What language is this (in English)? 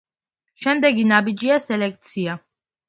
Georgian